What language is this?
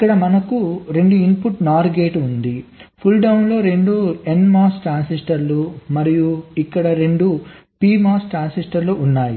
Telugu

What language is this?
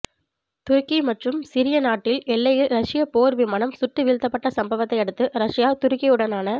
Tamil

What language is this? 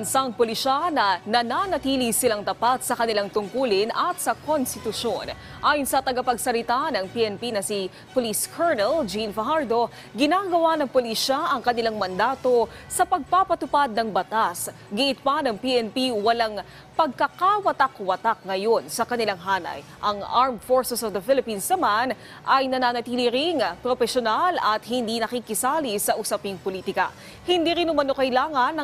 Filipino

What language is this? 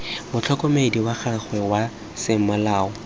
Tswana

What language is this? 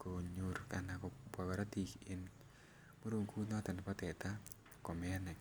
Kalenjin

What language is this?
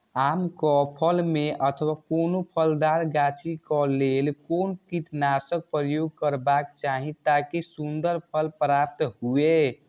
Maithili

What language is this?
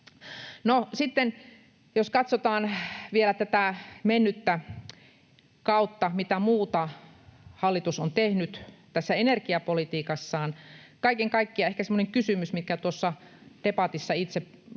Finnish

